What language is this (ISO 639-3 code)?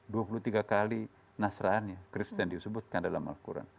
ind